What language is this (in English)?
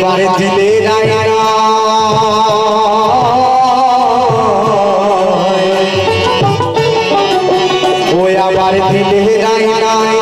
Arabic